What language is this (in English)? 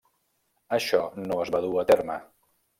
Catalan